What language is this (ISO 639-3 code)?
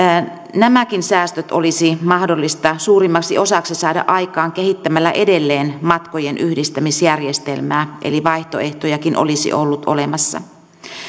fin